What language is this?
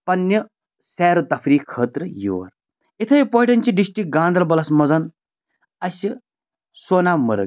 Kashmiri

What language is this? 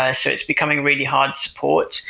English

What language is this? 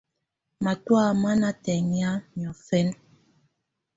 Tunen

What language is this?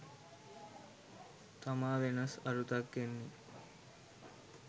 Sinhala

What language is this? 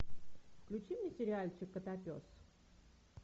Russian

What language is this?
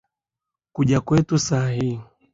Swahili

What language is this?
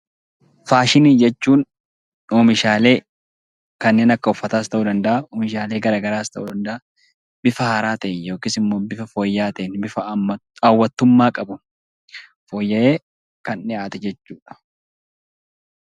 Oromo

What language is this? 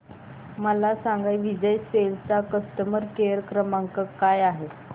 Marathi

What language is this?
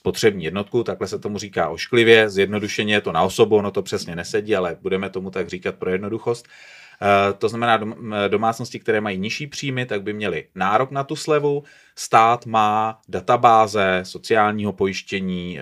Czech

